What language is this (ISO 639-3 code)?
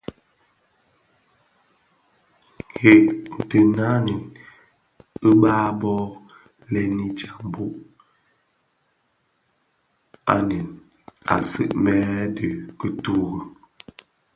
ksf